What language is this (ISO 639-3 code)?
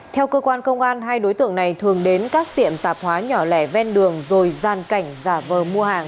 vie